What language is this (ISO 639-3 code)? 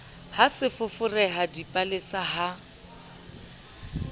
sot